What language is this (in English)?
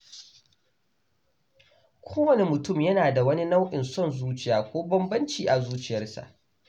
Hausa